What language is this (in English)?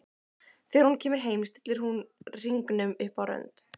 Icelandic